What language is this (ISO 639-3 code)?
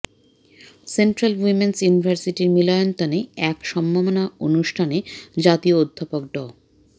ben